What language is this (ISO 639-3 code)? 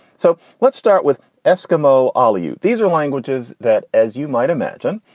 eng